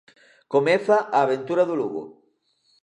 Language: Galician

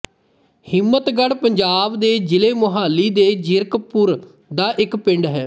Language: Punjabi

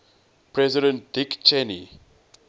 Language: English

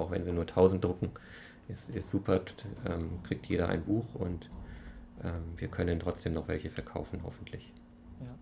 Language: German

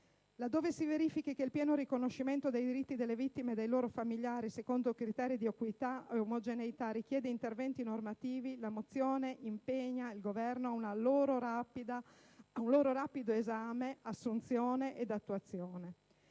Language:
Italian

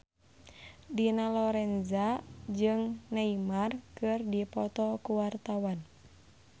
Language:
Sundanese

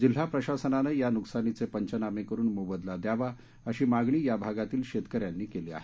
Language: Marathi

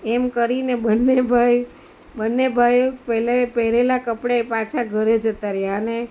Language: Gujarati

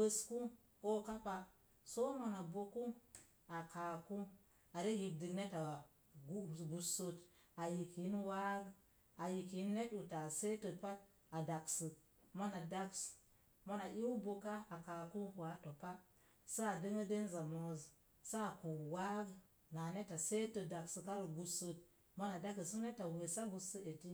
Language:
Mom Jango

